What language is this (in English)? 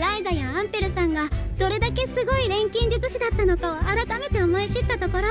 Japanese